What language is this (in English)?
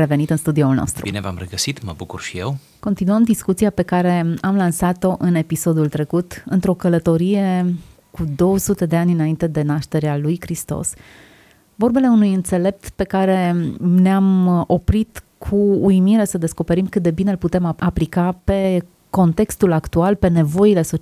Romanian